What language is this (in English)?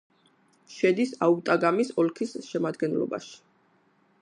Georgian